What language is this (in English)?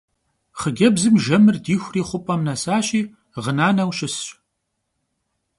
Kabardian